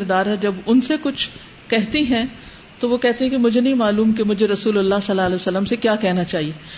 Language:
Urdu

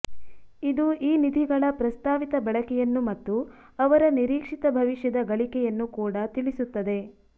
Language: Kannada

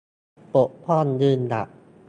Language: Thai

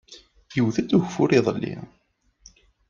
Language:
Kabyle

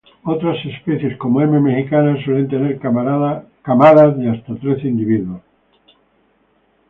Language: Spanish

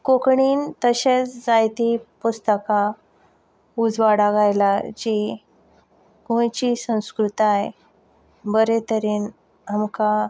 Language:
Konkani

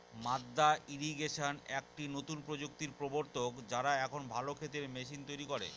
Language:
Bangla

